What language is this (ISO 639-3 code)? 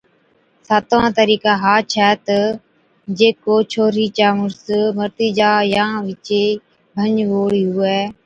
odk